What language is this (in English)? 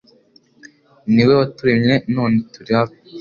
Kinyarwanda